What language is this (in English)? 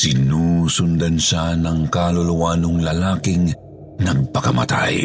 Filipino